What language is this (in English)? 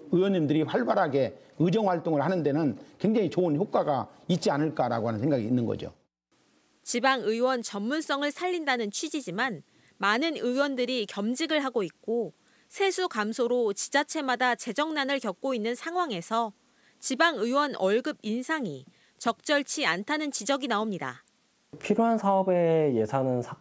Korean